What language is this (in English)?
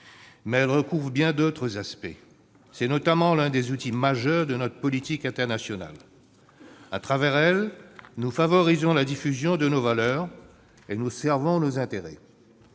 French